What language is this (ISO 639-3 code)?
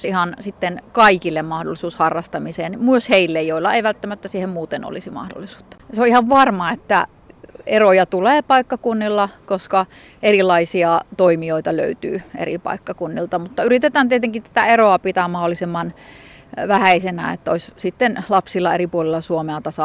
fin